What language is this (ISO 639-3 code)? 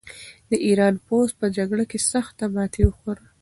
pus